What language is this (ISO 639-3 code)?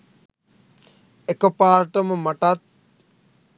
sin